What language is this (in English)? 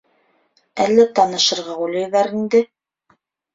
Bashkir